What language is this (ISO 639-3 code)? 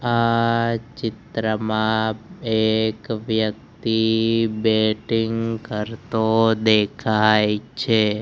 guj